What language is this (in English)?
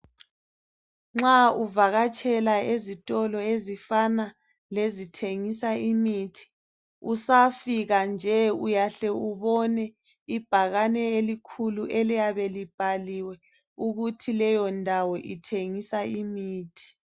North Ndebele